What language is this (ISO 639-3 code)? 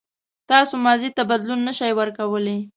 pus